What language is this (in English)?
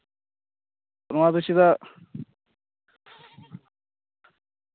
Santali